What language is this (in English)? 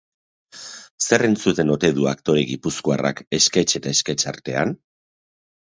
Basque